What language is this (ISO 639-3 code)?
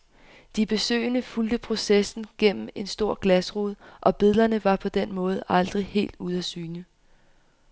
dan